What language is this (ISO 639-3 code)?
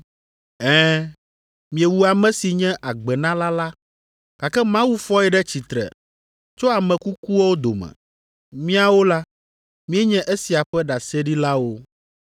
ewe